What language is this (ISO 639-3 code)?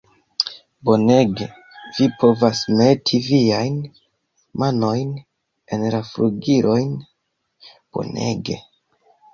epo